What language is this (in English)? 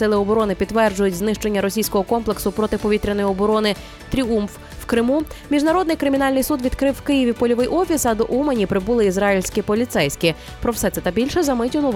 Ukrainian